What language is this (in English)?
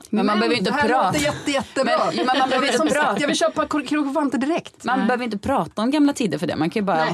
Swedish